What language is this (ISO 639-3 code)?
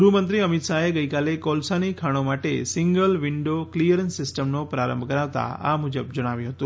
guj